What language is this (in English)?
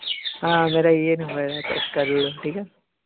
Dogri